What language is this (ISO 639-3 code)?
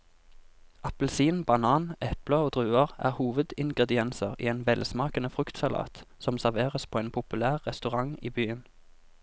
nor